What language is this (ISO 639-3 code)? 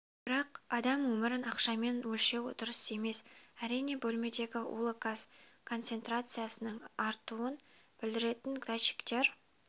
kaz